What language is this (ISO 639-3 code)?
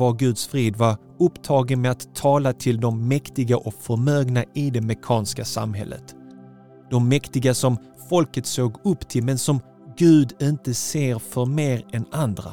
swe